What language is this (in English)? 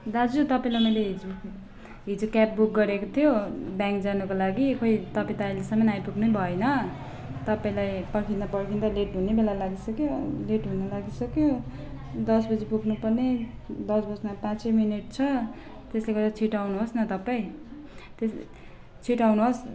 Nepali